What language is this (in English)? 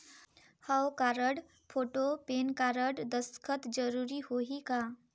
Chhattisgarhi